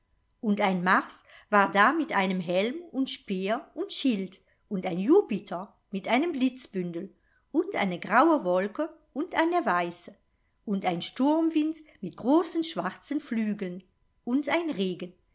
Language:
German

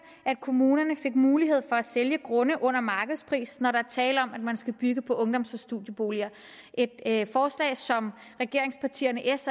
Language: Danish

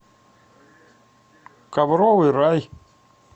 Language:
Russian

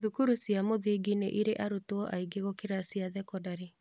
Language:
Kikuyu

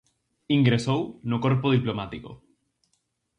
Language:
Galician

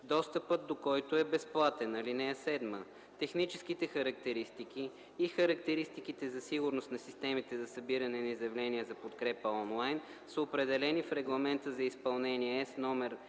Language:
Bulgarian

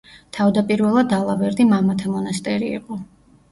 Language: Georgian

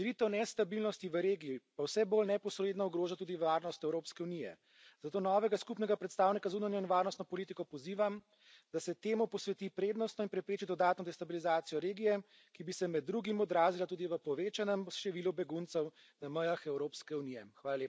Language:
Slovenian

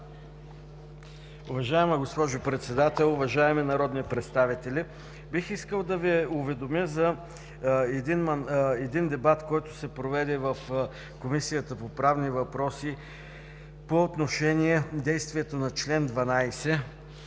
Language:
Bulgarian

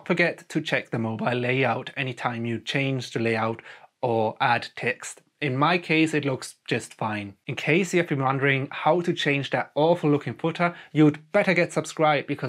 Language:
English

